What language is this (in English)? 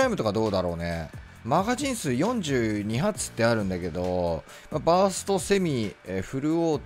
Japanese